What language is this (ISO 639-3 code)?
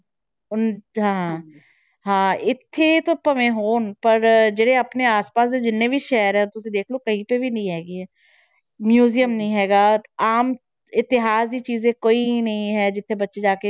pan